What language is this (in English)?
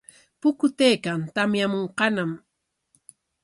Corongo Ancash Quechua